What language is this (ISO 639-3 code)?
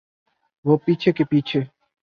urd